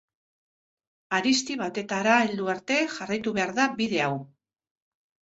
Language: Basque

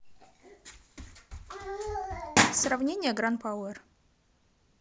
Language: Russian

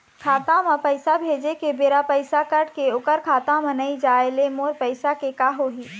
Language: Chhattisgarhi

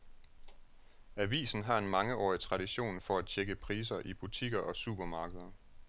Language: Danish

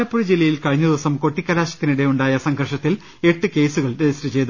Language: Malayalam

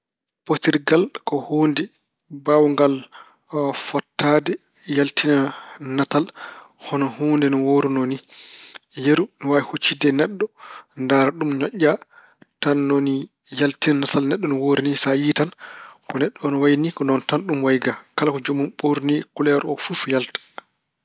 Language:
Fula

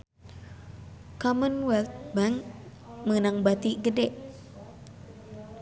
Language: Sundanese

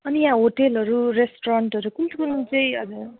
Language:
Nepali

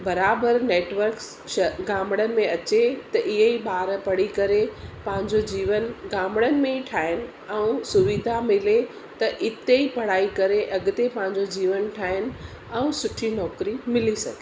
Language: Sindhi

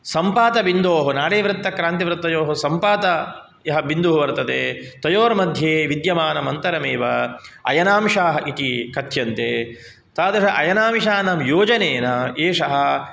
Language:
Sanskrit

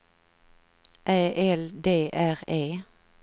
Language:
Swedish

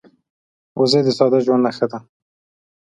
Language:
Pashto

